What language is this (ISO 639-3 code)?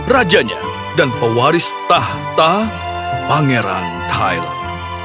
ind